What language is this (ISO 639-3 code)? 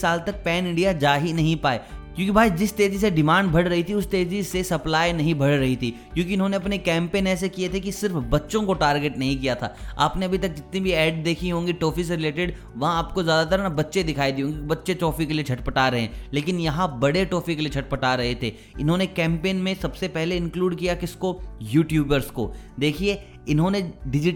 hin